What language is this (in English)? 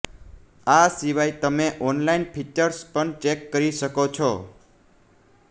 Gujarati